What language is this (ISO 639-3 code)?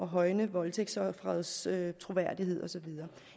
dan